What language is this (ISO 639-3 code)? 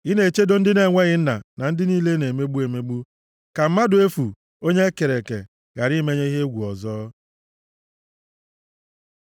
ibo